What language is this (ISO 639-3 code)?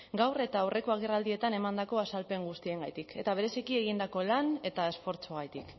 eus